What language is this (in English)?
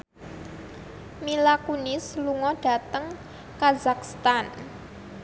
Javanese